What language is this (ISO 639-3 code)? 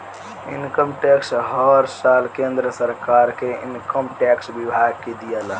bho